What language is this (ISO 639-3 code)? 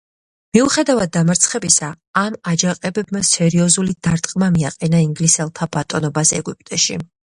kat